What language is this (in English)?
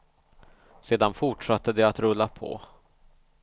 Swedish